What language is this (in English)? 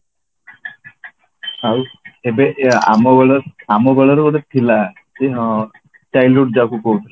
Odia